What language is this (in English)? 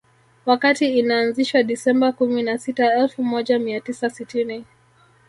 Swahili